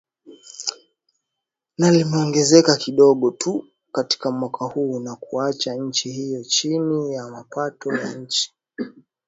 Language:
Swahili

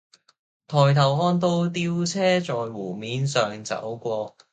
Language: Cantonese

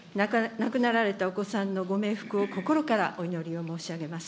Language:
Japanese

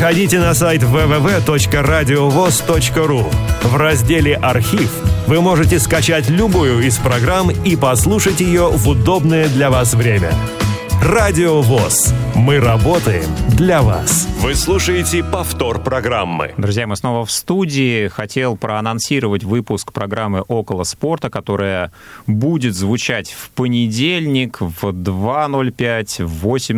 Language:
Russian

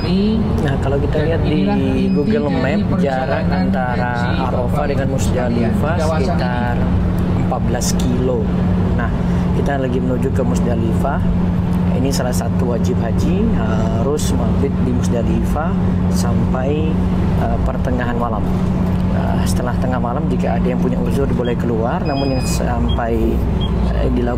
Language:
Indonesian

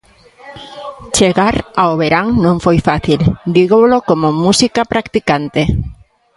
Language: Galician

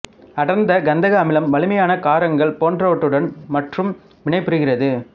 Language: Tamil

